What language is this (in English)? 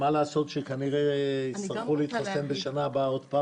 Hebrew